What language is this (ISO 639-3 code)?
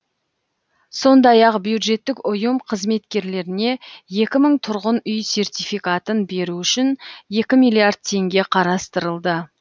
kaz